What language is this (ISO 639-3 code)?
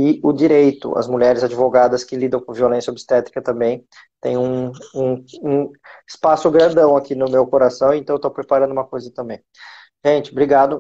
por